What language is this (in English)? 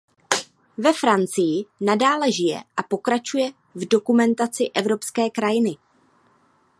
Czech